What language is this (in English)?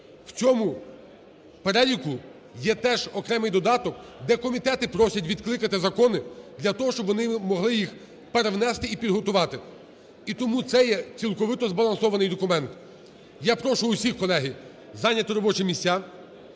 Ukrainian